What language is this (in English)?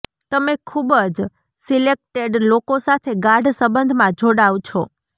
Gujarati